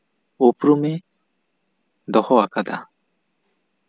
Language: Santali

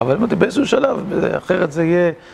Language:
Hebrew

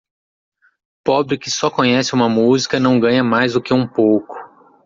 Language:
Portuguese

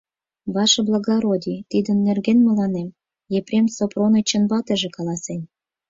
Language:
Mari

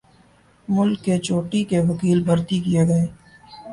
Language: Urdu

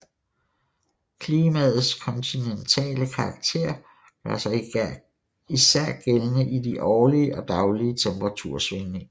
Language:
Danish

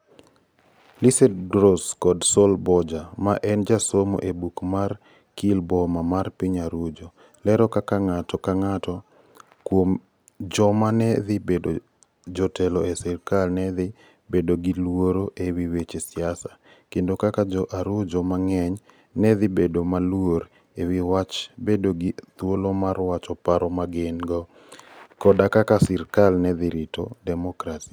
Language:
Luo (Kenya and Tanzania)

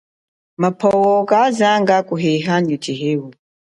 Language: Chokwe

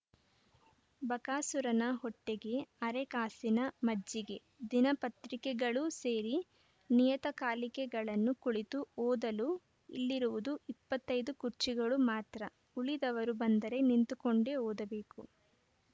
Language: Kannada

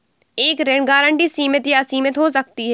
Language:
Hindi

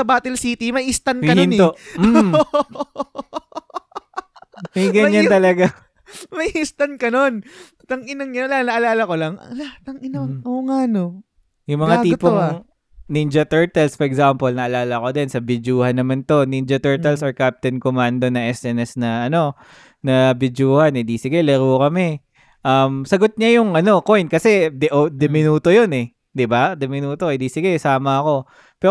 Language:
Filipino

